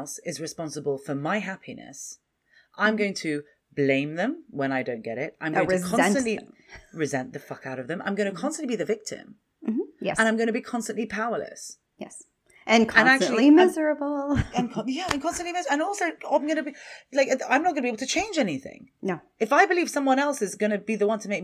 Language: English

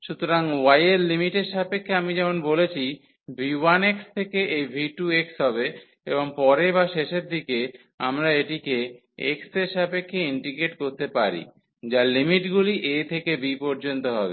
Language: Bangla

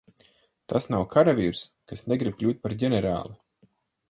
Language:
Latvian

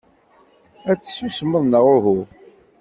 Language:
Kabyle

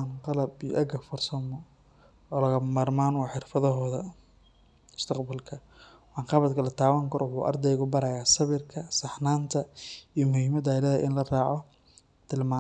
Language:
Somali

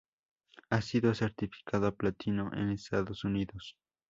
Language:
Spanish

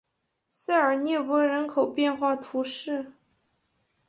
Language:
Chinese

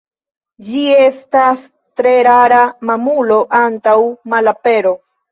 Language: Esperanto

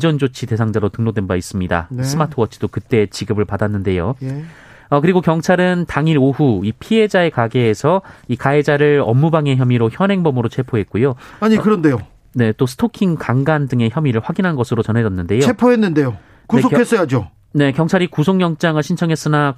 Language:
Korean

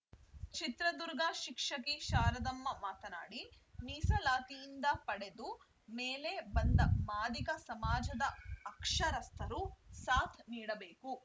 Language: Kannada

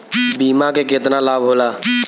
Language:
Bhojpuri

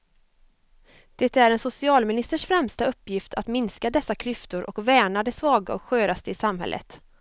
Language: Swedish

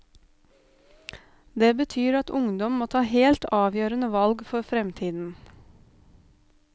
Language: Norwegian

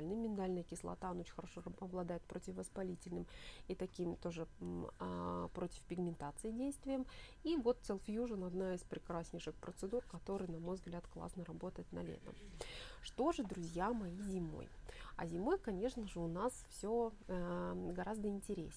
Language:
Russian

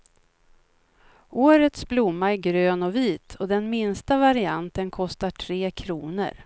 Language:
Swedish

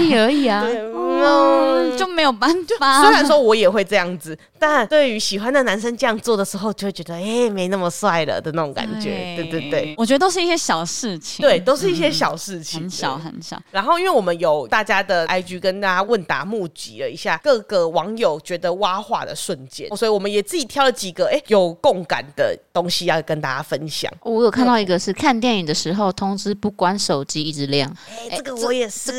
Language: Chinese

